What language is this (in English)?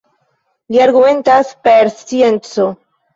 Esperanto